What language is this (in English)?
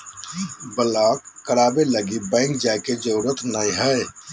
Magahi